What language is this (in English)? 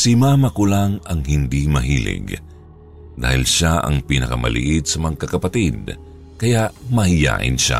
Filipino